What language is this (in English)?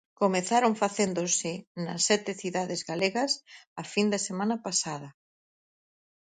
Galician